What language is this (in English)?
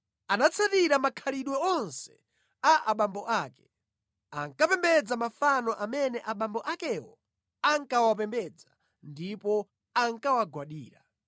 Nyanja